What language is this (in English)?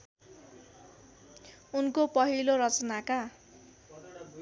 Nepali